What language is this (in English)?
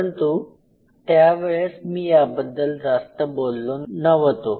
Marathi